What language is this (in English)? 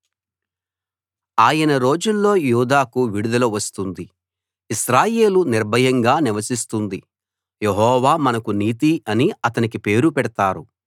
Telugu